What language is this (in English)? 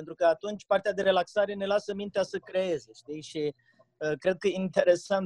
Romanian